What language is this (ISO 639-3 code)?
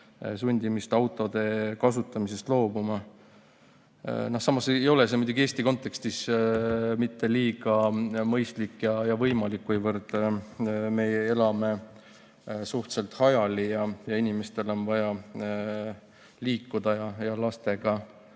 est